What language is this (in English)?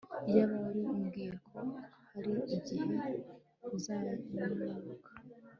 Kinyarwanda